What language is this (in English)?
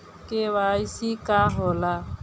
Bhojpuri